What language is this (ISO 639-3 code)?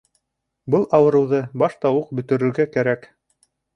bak